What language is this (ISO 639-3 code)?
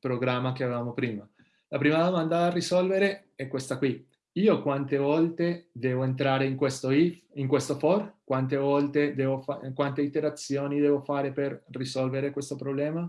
ita